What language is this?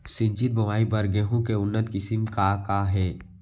Chhattisgarhi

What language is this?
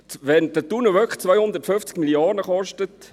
Swiss German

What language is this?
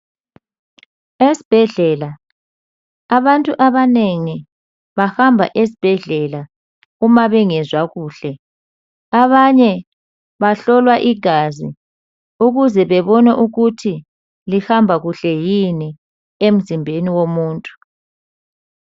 North Ndebele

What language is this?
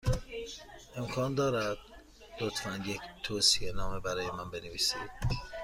Persian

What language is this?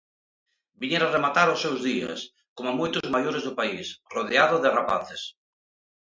Galician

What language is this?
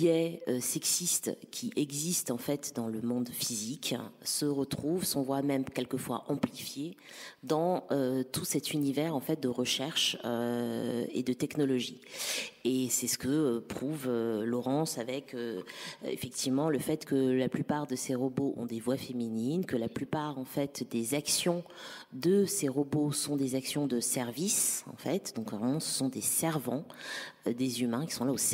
French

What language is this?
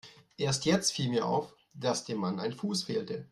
German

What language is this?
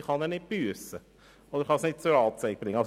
Swiss German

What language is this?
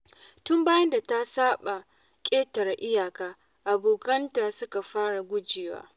Hausa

